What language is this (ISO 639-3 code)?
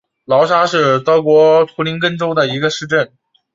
zho